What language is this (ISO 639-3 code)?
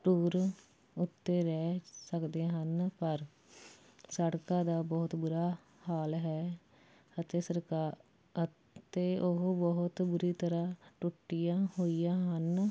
pan